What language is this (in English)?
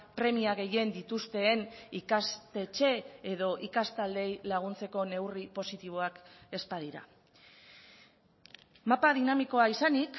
Basque